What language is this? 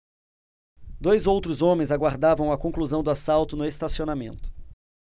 Portuguese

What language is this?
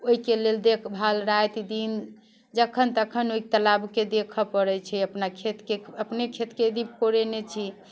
Maithili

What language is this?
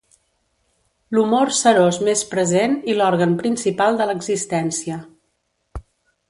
Catalan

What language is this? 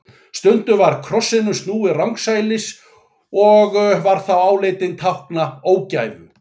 Icelandic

